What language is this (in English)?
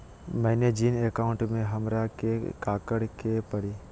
Magahi